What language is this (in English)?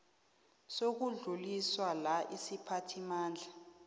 South Ndebele